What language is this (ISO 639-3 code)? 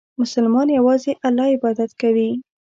pus